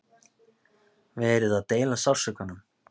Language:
Icelandic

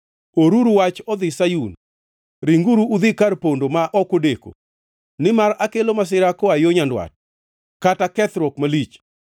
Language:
Luo (Kenya and Tanzania)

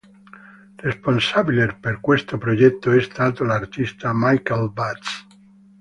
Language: Italian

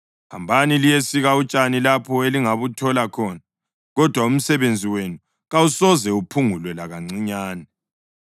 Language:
North Ndebele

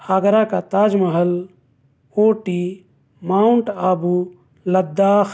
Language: Urdu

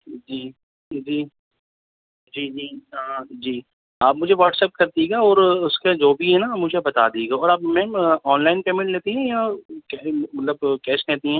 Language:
Urdu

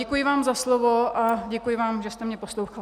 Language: Czech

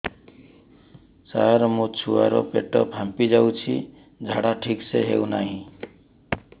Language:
Odia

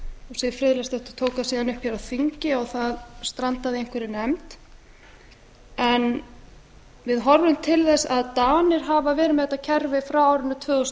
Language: Icelandic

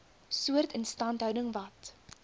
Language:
Afrikaans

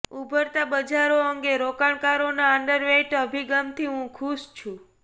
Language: Gujarati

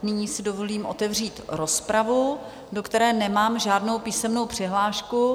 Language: Czech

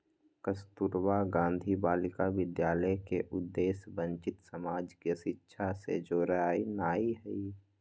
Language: Magahi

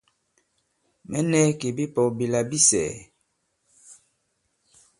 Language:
Bankon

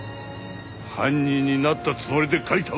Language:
Japanese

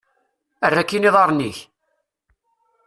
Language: Kabyle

